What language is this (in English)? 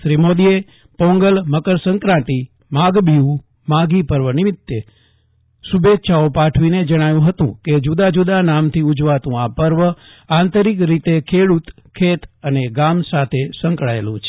Gujarati